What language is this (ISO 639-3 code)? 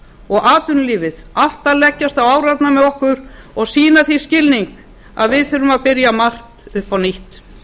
isl